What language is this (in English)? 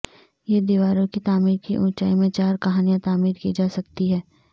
Urdu